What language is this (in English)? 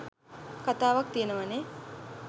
Sinhala